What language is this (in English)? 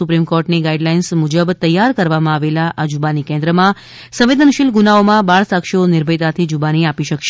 Gujarati